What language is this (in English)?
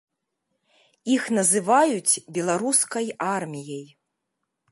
Belarusian